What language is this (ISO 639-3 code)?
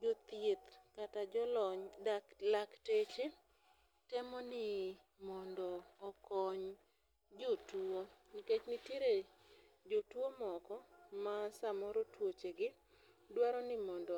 luo